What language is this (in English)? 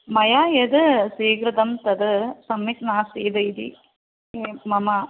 Sanskrit